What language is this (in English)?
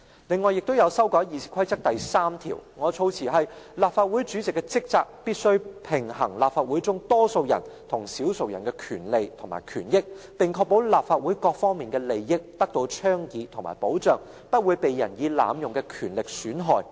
Cantonese